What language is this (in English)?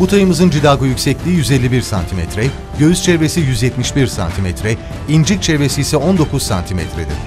Turkish